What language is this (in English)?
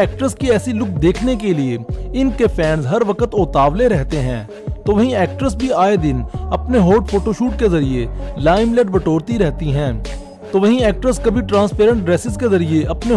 Hindi